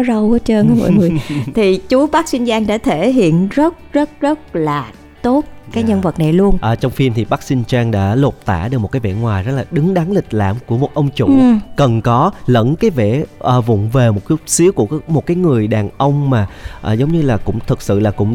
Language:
Vietnamese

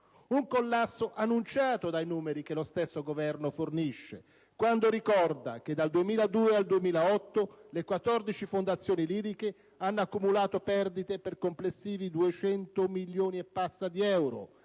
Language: Italian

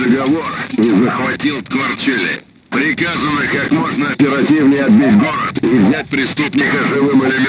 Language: Russian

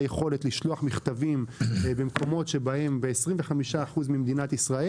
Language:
Hebrew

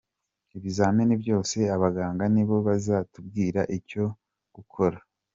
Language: Kinyarwanda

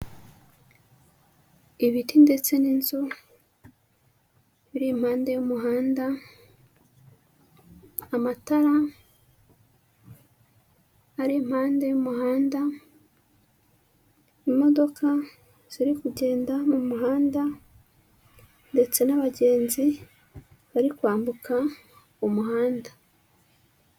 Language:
Kinyarwanda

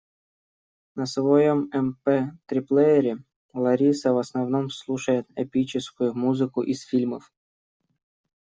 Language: Russian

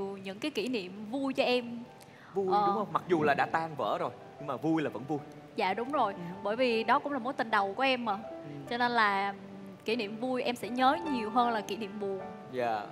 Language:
Vietnamese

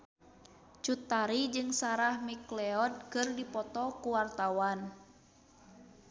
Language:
Sundanese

